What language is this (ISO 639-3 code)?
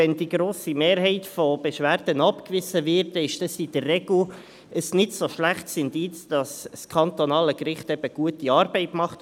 gsw